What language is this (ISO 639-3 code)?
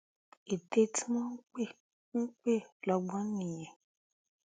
yor